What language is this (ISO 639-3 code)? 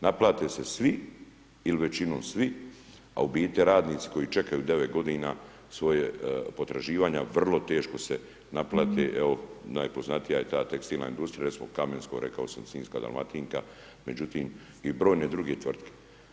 hrv